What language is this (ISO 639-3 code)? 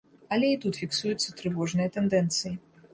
bel